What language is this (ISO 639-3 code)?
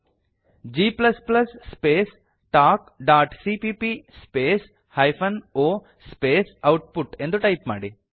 kan